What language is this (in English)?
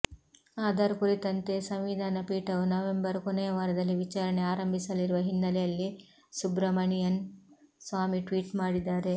Kannada